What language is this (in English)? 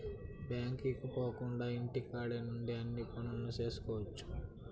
Telugu